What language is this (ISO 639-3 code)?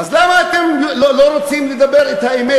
heb